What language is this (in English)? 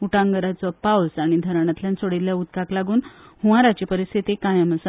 Konkani